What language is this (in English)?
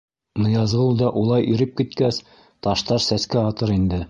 Bashkir